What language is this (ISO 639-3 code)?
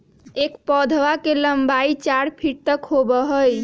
mag